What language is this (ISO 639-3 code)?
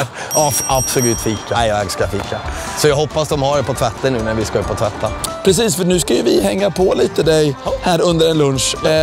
swe